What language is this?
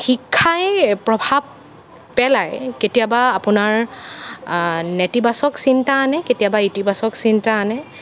Assamese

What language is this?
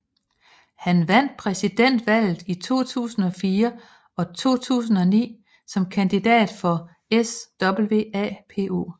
Danish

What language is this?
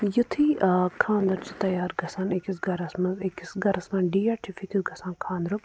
Kashmiri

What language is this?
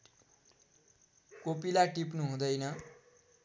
Nepali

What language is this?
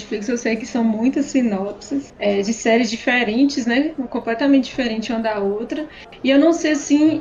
Portuguese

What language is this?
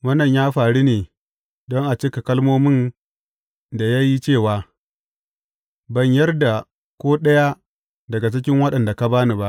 Hausa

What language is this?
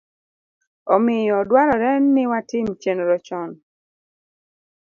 Luo (Kenya and Tanzania)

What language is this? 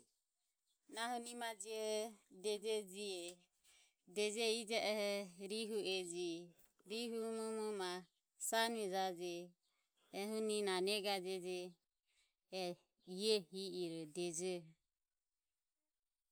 Ömie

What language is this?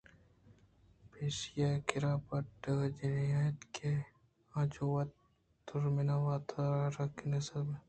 Eastern Balochi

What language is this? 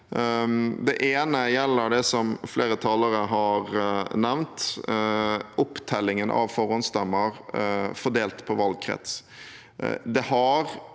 Norwegian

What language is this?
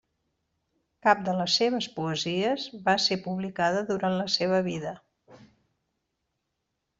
Catalan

